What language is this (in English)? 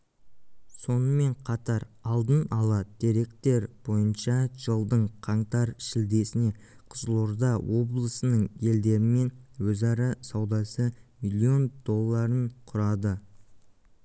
Kazakh